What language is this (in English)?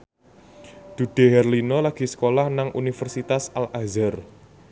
Javanese